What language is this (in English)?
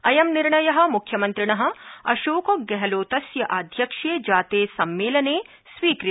Sanskrit